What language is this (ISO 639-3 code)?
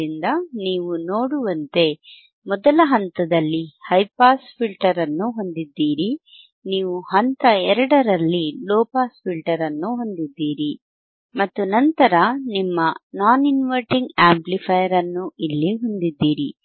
kan